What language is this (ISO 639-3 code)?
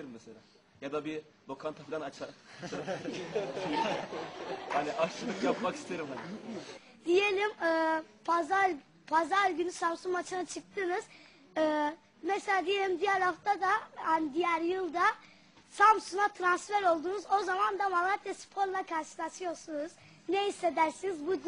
tur